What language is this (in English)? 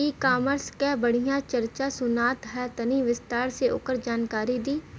Bhojpuri